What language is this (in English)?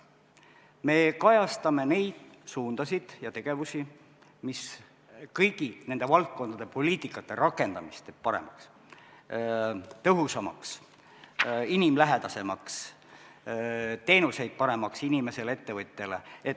Estonian